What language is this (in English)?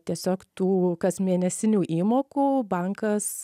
Lithuanian